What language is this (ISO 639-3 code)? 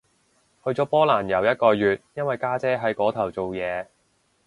yue